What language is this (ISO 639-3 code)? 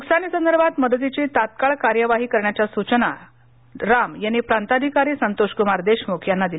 mar